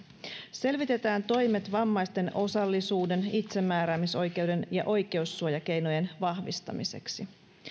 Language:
Finnish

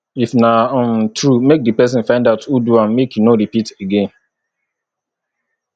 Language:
Nigerian Pidgin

